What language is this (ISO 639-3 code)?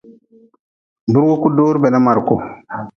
nmz